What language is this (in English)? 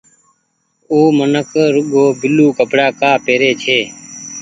Goaria